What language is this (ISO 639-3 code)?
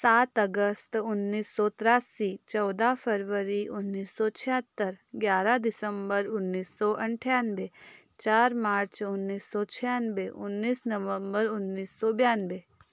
hin